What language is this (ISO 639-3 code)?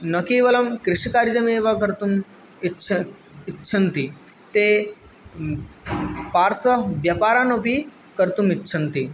san